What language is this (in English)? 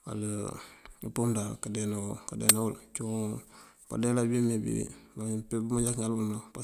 Mandjak